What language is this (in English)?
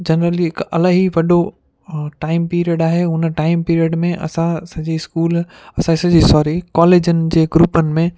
Sindhi